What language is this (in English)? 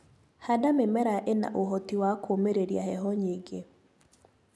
Kikuyu